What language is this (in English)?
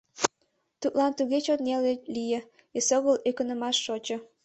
Mari